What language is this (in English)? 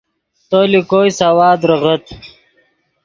Yidgha